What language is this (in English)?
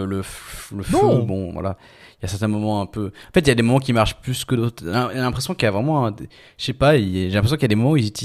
French